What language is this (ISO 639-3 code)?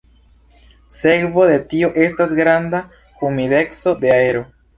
epo